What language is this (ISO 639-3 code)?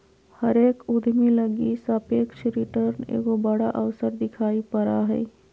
mag